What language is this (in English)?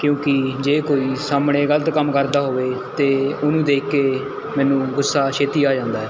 Punjabi